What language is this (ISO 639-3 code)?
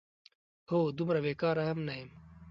pus